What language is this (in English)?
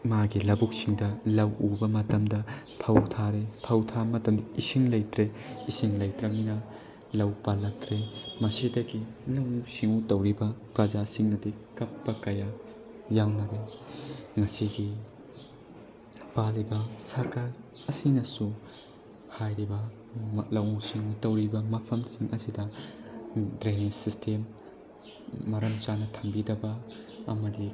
Manipuri